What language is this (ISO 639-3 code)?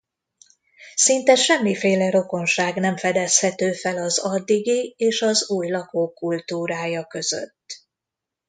hun